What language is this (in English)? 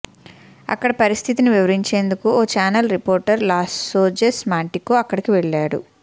Telugu